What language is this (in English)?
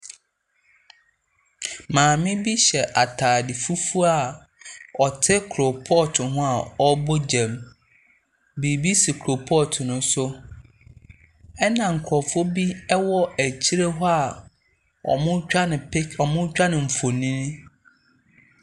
Akan